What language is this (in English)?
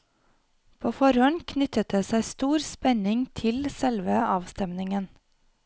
Norwegian